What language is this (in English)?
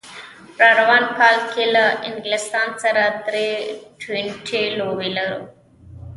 Pashto